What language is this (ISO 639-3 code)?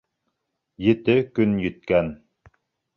bak